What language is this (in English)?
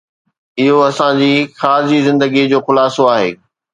Sindhi